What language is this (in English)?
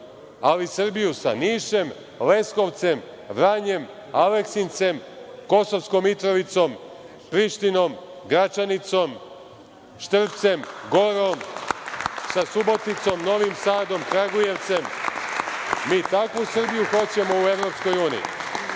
Serbian